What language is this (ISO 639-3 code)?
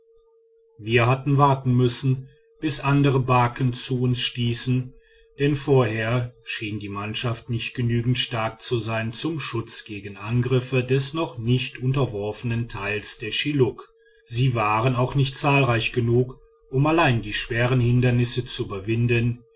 deu